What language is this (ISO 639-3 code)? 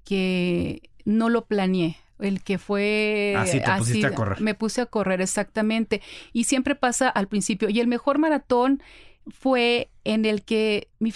spa